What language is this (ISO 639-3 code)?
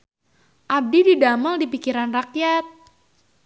sun